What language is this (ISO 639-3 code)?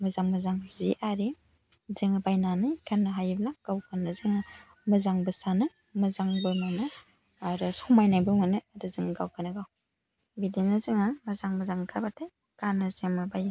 brx